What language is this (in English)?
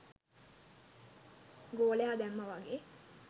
Sinhala